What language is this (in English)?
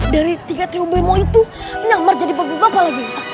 Indonesian